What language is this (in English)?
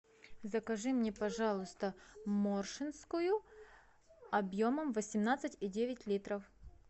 Russian